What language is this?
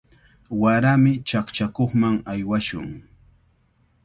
Cajatambo North Lima Quechua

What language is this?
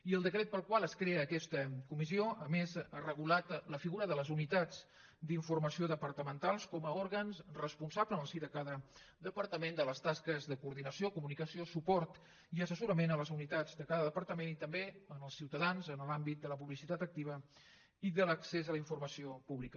Catalan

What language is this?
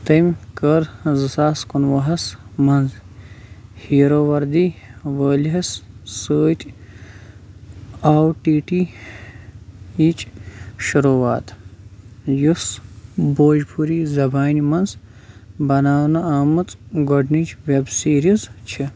Kashmiri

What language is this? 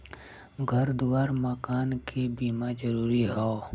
Bhojpuri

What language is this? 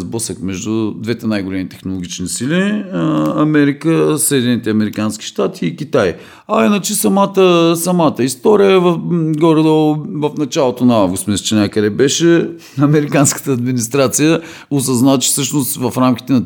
Bulgarian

